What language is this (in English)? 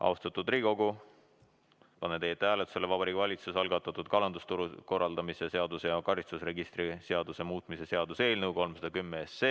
Estonian